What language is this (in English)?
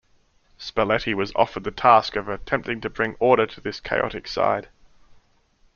English